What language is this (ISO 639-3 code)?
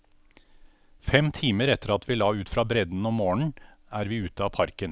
nor